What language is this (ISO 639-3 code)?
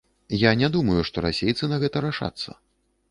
bel